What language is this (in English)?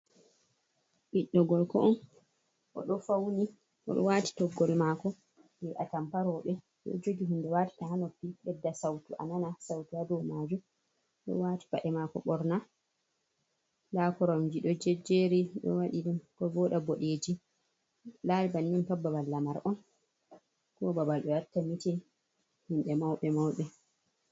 Fula